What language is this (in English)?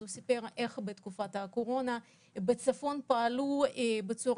Hebrew